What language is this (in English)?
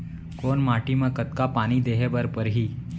Chhattisgarhi